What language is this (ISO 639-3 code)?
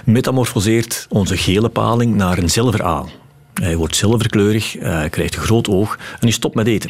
nld